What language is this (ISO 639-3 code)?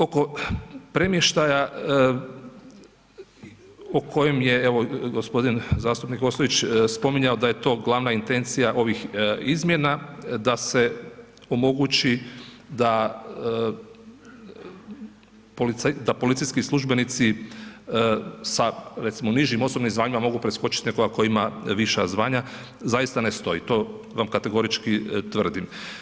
hrv